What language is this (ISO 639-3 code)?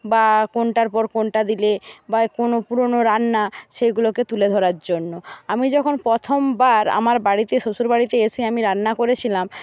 ben